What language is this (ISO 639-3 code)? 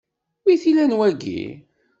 kab